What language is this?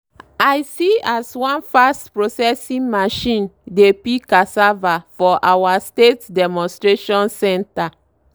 Nigerian Pidgin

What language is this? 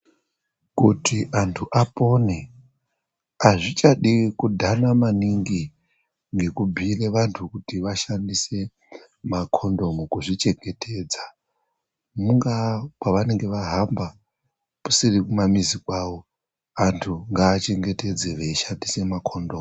Ndau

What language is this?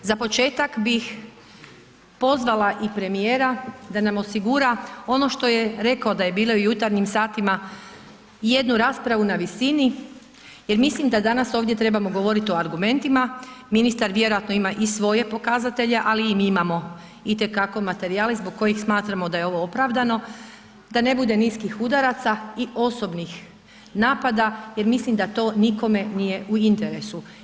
Croatian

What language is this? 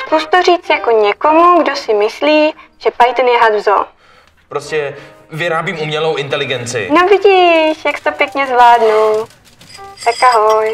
Czech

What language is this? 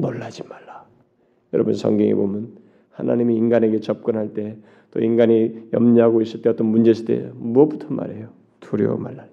Korean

